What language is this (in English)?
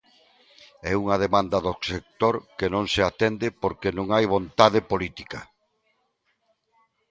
Galician